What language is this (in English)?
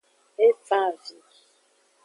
Aja (Benin)